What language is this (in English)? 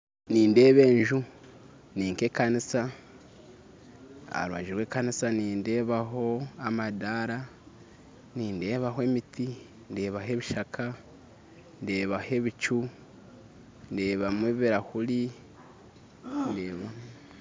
Nyankole